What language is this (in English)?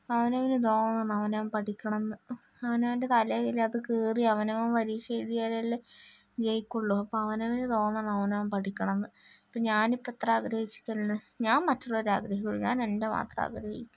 Malayalam